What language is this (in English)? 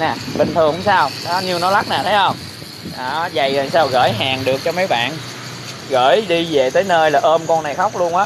Vietnamese